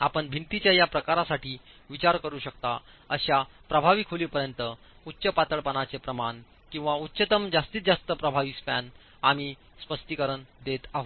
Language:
Marathi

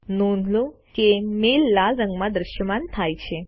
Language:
Gujarati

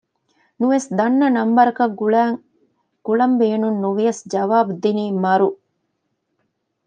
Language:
Divehi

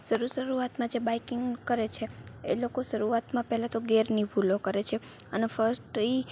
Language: Gujarati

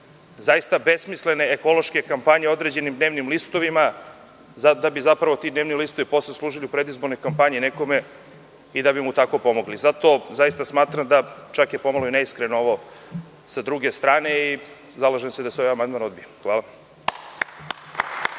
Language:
Serbian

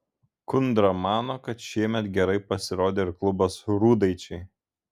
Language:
Lithuanian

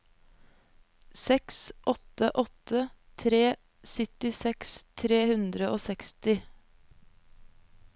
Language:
Norwegian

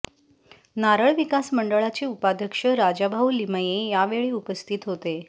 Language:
Marathi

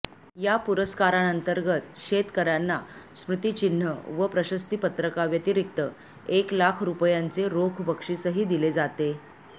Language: Marathi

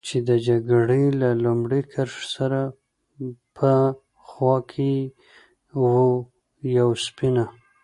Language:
Pashto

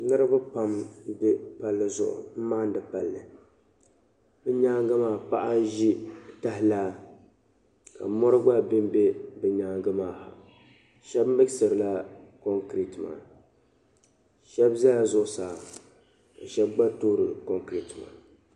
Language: Dagbani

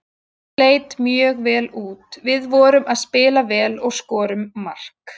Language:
Icelandic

